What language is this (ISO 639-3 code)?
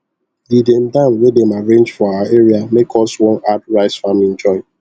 pcm